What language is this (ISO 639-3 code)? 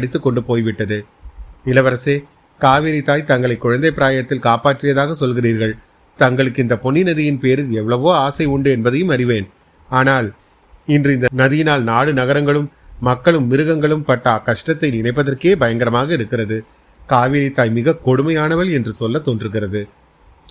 tam